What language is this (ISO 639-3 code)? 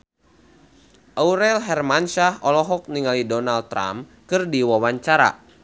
sun